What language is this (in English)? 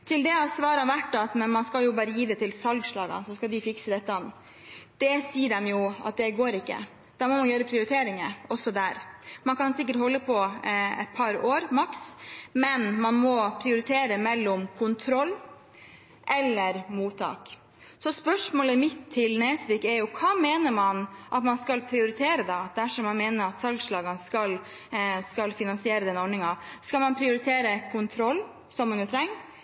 Norwegian Bokmål